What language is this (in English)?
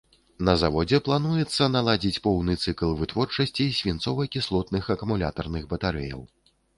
Belarusian